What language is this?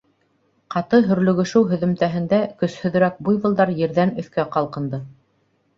Bashkir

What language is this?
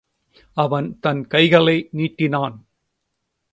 Tamil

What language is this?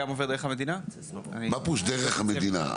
Hebrew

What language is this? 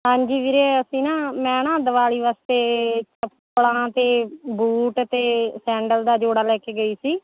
Punjabi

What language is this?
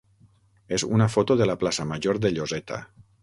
Catalan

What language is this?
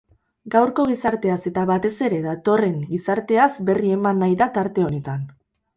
Basque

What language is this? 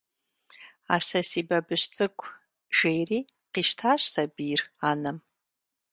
Kabardian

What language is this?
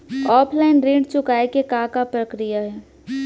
Chhattisgarhi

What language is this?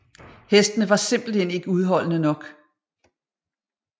Danish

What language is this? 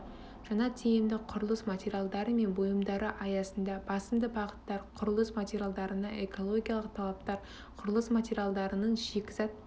Kazakh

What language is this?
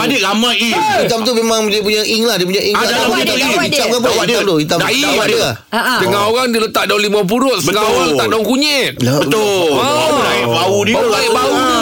Malay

